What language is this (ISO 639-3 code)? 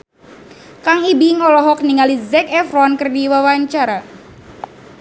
sun